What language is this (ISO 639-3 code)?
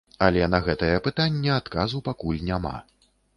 bel